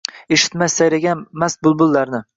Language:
Uzbek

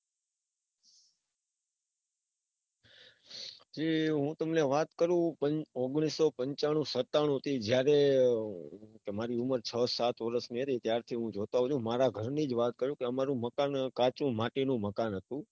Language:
Gujarati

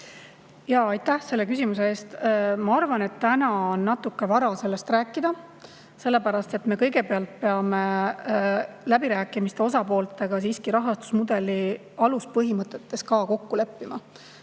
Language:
Estonian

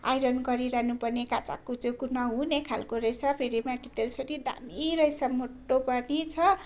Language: Nepali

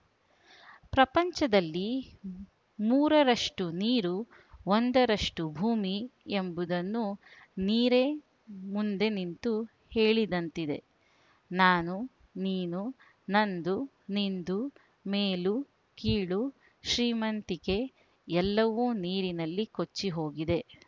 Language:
Kannada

